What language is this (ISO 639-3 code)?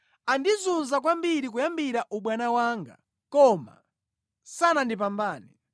nya